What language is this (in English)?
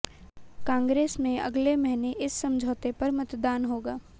Hindi